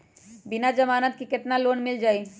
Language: Magahi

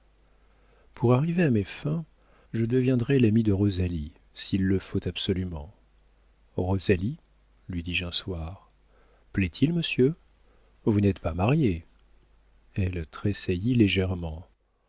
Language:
French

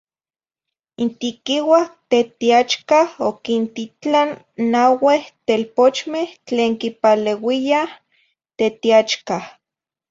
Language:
Zacatlán-Ahuacatlán-Tepetzintla Nahuatl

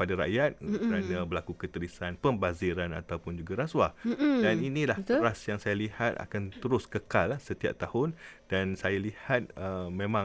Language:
Malay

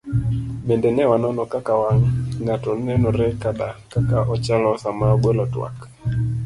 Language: Luo (Kenya and Tanzania)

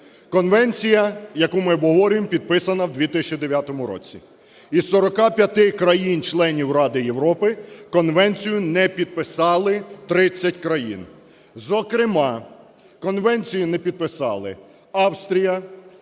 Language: Ukrainian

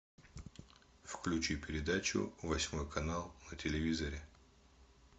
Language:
Russian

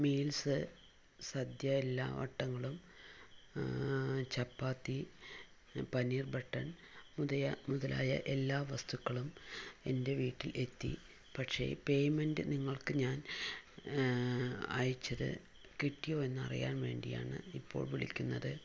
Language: Malayalam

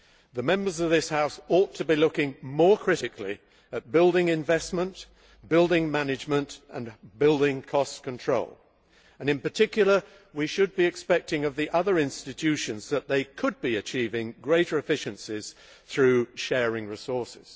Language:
English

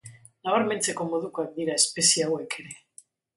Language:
Basque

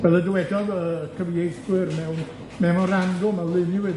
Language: Welsh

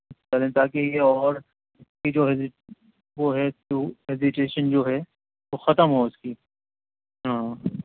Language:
Urdu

